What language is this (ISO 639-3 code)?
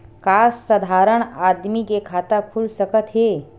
hne